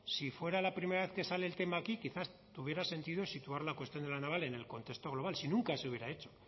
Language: Spanish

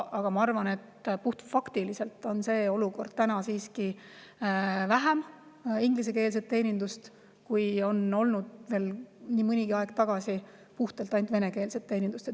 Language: Estonian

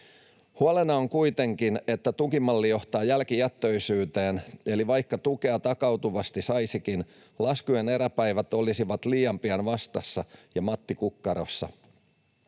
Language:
Finnish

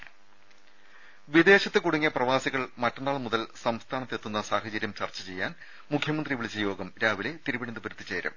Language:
Malayalam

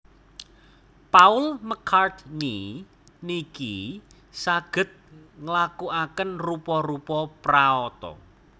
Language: Javanese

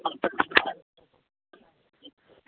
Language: Maithili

